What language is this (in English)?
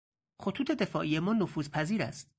Persian